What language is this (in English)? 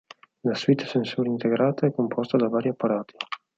Italian